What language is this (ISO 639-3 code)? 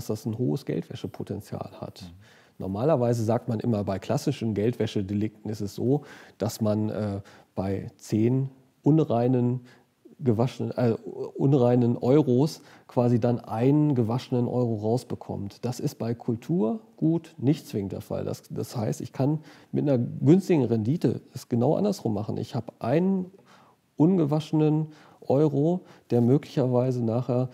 deu